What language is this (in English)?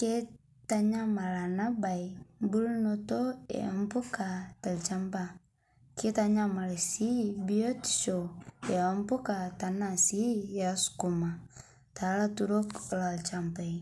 Masai